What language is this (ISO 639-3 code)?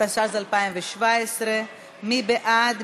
heb